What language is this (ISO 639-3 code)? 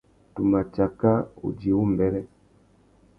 bag